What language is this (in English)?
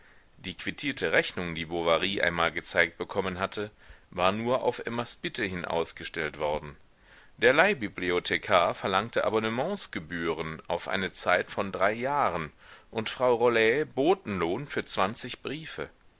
German